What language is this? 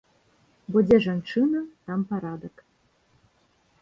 Belarusian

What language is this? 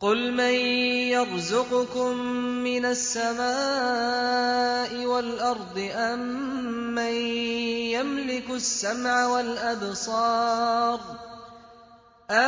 Arabic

